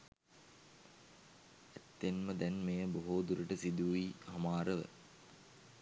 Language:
Sinhala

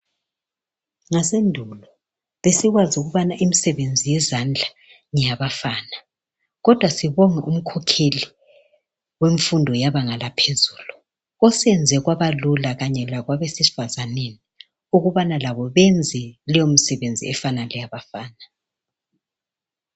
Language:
North Ndebele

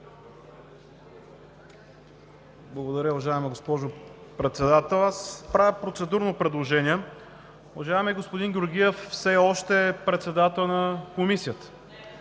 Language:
Bulgarian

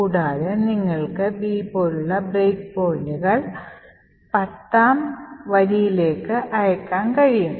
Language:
Malayalam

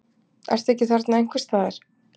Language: Icelandic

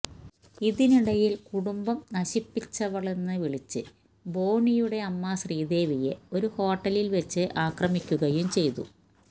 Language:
Malayalam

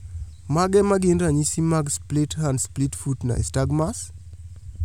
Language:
Luo (Kenya and Tanzania)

